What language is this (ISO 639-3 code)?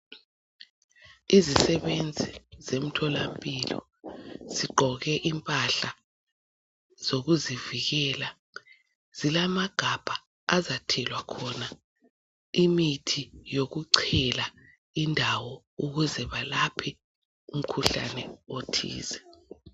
nde